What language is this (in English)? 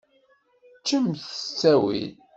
Kabyle